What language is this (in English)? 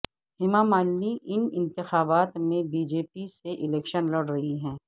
Urdu